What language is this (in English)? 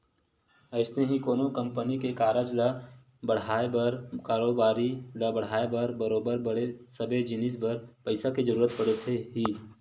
Chhattisgarhi